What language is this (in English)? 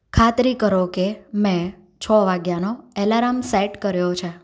Gujarati